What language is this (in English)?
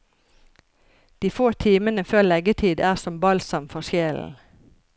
Norwegian